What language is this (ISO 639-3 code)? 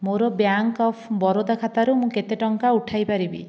ori